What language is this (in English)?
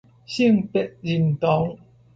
Min Nan Chinese